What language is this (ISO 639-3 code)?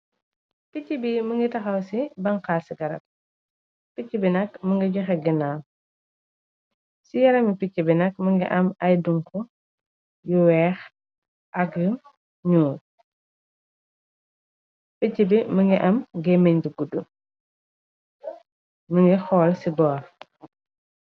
wol